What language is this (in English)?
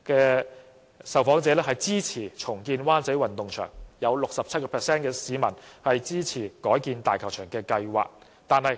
Cantonese